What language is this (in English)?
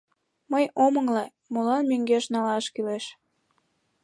Mari